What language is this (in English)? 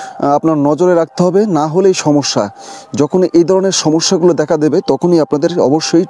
Bangla